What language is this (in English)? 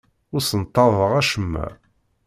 Kabyle